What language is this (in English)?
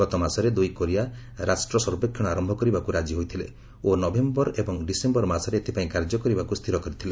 Odia